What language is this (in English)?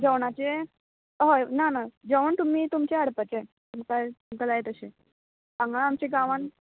Konkani